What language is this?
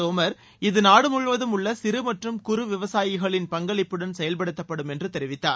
Tamil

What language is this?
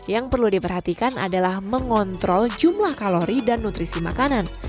Indonesian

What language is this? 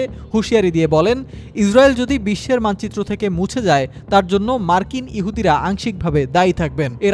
Bangla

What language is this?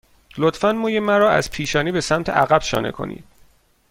Persian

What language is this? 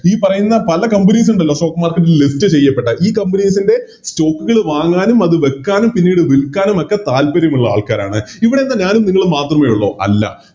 Malayalam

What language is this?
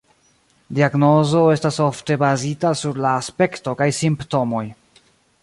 Esperanto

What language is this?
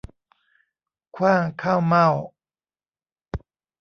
Thai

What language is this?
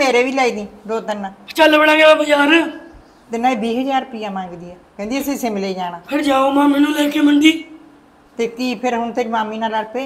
Hindi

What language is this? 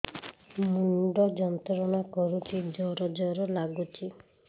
Odia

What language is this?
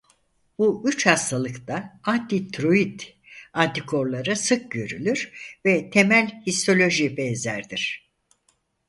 Turkish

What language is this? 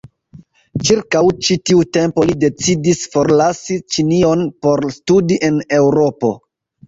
Esperanto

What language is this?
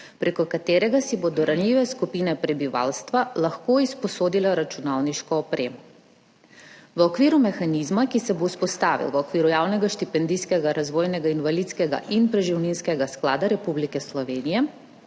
Slovenian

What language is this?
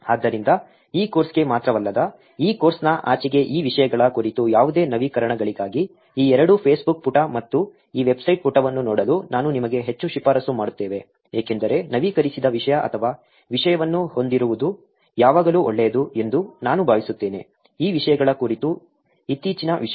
Kannada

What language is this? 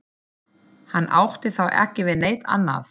Icelandic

